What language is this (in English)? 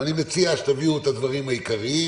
Hebrew